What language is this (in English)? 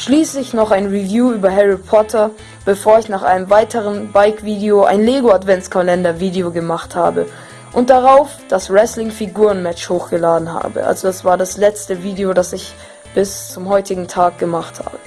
German